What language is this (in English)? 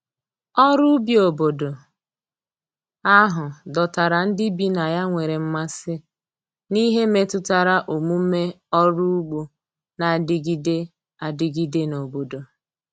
Igbo